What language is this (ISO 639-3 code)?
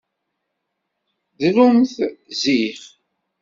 kab